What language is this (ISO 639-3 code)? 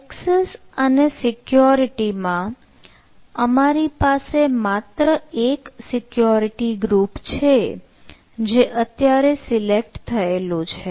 guj